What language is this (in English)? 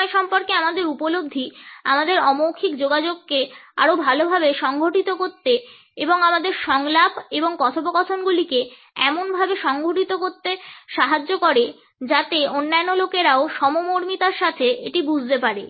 Bangla